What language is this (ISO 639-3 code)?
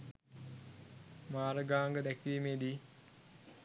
sin